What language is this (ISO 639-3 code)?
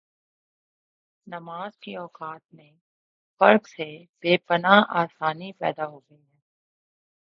urd